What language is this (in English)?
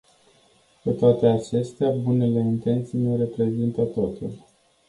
Romanian